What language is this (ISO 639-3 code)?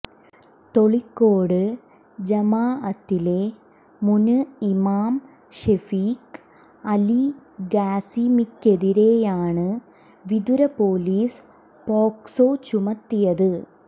mal